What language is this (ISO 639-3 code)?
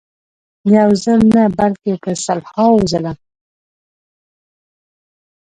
pus